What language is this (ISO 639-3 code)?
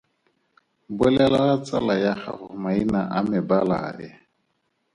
tsn